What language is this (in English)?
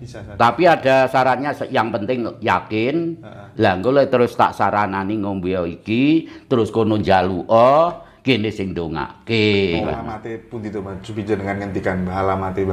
Indonesian